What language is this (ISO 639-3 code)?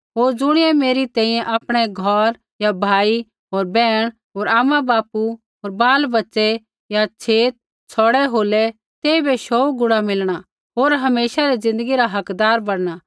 kfx